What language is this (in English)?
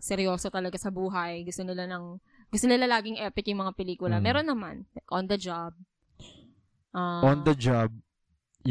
Filipino